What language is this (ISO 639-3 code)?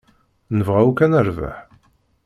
kab